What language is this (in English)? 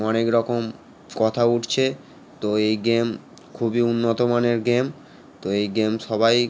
Bangla